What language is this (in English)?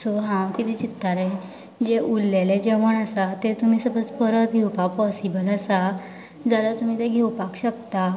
Konkani